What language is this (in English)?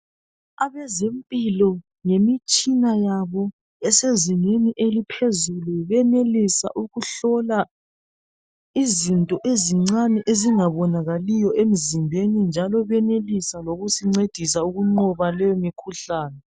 North Ndebele